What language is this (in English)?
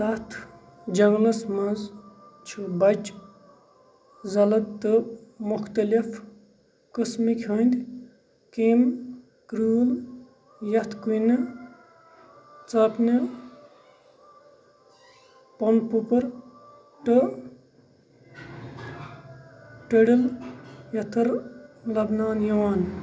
Kashmiri